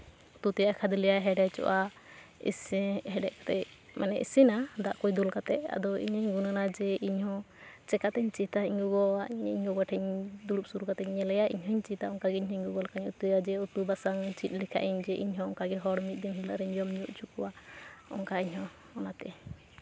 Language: Santali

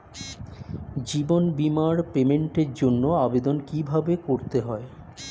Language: Bangla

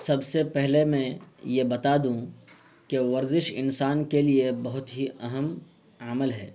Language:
Urdu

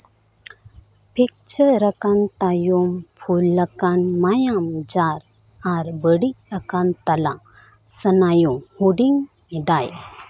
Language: Santali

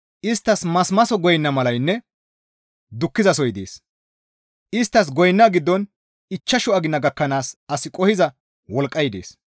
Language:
Gamo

